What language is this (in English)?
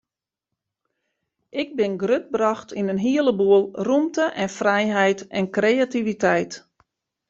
Western Frisian